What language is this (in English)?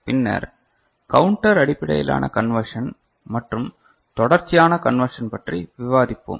Tamil